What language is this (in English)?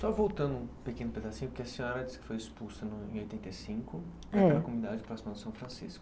Portuguese